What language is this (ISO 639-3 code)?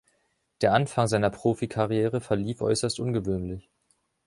deu